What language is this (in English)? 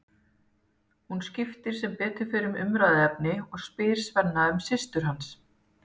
Icelandic